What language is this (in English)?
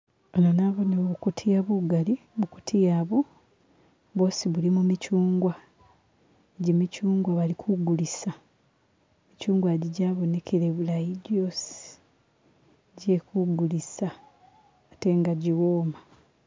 Masaaba